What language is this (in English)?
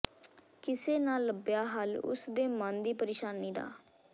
Punjabi